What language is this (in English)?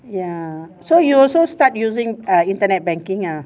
English